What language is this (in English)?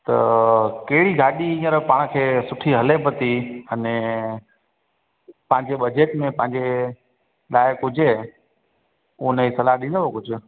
Sindhi